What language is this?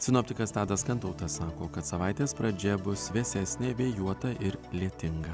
Lithuanian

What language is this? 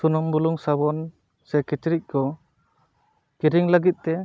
Santali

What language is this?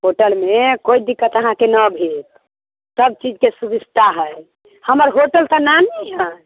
Maithili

